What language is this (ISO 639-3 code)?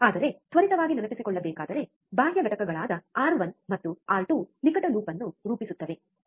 kan